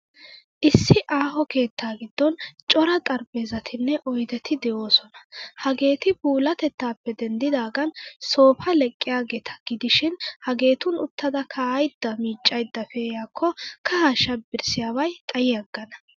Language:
Wolaytta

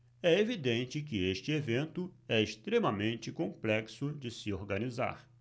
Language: Portuguese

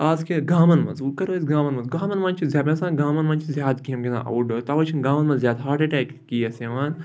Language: Kashmiri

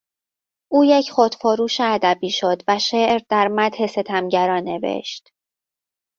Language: Persian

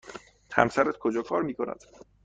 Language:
Persian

